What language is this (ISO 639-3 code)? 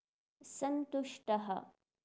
san